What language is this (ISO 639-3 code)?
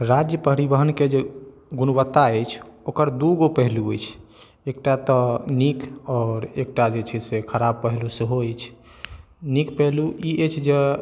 mai